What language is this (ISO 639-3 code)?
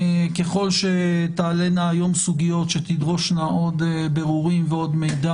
heb